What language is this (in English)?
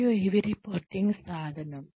Telugu